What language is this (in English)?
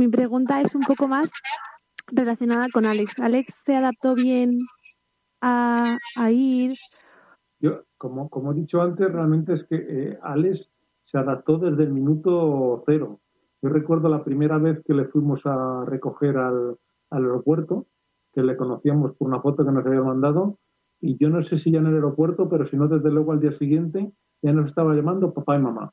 Spanish